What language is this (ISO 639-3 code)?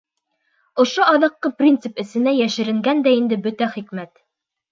bak